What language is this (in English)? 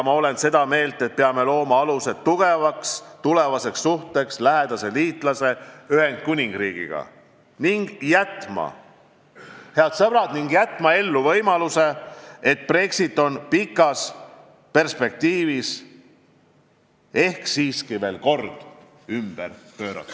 Estonian